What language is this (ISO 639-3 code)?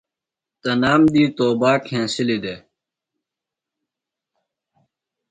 phl